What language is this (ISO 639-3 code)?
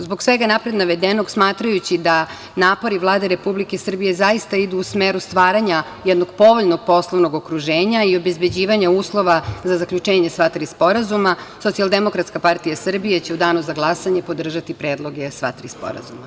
srp